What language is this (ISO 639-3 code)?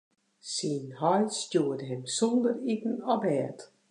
fry